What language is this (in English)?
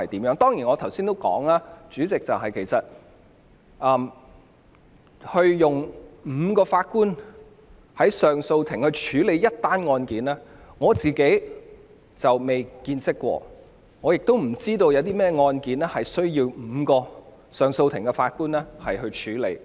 Cantonese